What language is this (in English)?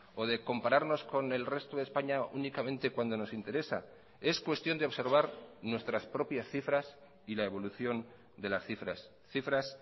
Spanish